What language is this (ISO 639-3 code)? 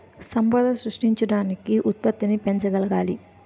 tel